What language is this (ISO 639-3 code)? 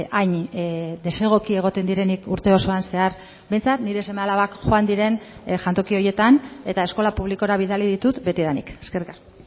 eus